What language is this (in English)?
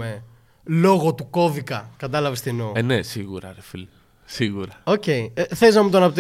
Greek